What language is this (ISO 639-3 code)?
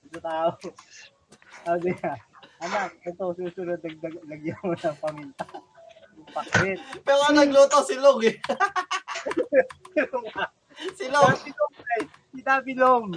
fil